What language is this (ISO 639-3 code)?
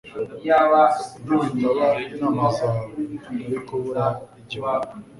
kin